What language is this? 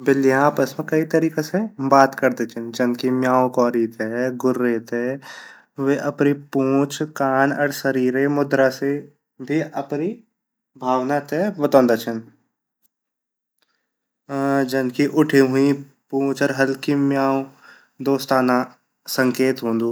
Garhwali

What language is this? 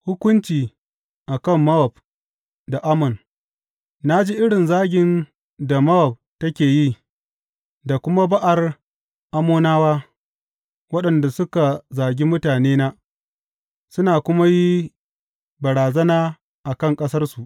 Hausa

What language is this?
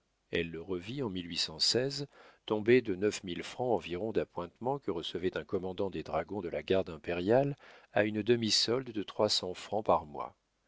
French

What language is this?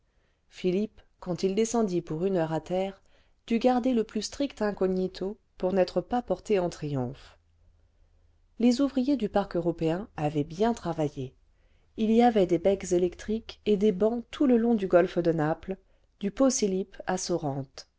French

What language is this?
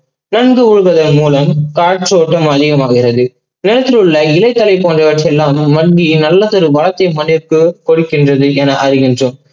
Tamil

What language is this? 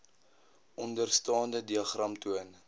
Afrikaans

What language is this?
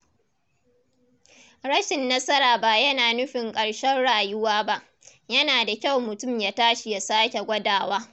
Hausa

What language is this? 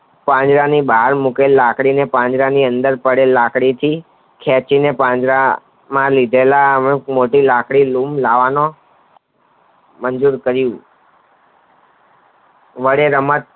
Gujarati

